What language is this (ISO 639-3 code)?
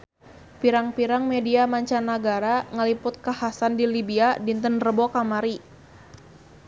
sun